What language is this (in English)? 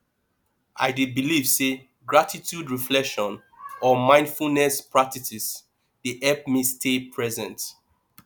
Nigerian Pidgin